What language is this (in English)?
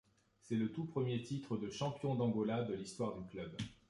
French